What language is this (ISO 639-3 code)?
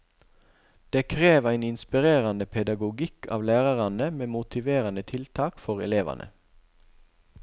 nor